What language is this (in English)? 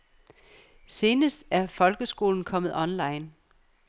Danish